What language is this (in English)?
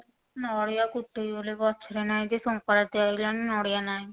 Odia